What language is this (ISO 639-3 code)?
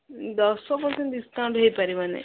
ori